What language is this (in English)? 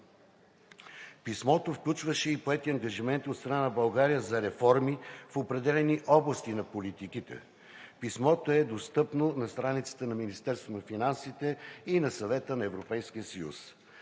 Bulgarian